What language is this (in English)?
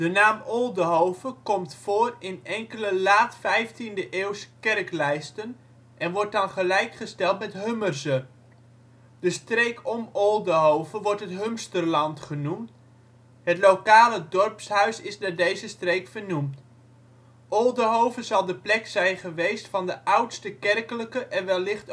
Dutch